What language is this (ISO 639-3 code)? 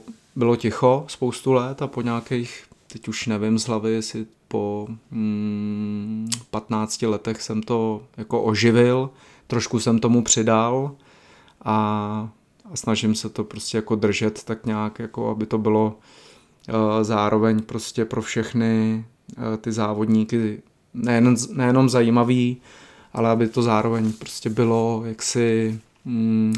ces